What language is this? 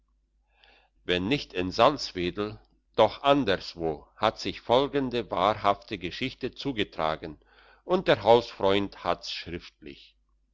German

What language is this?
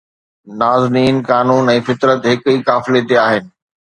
Sindhi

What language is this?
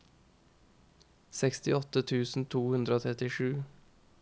Norwegian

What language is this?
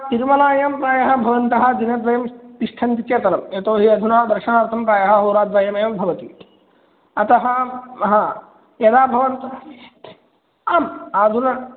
Sanskrit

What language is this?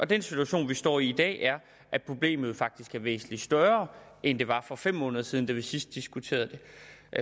Danish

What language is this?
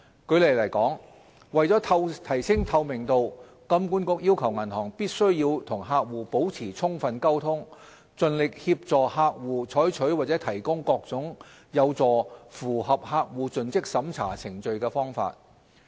Cantonese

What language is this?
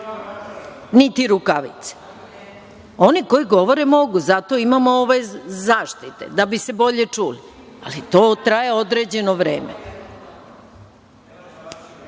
Serbian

